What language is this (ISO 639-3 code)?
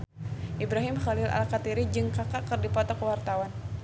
sun